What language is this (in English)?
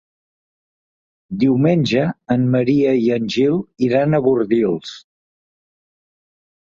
Catalan